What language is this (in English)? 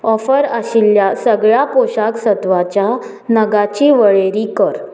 Konkani